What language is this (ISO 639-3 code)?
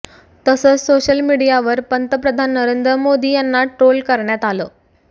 mar